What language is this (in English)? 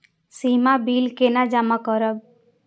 Maithili